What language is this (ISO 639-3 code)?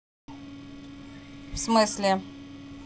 rus